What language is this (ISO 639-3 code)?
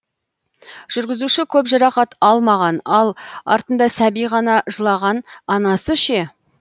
kaz